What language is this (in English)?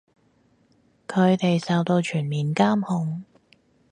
Cantonese